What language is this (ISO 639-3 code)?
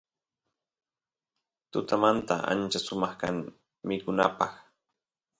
qus